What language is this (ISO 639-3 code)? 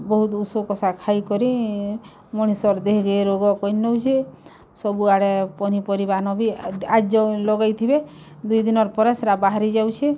ori